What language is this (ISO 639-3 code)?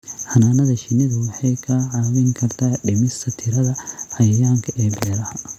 som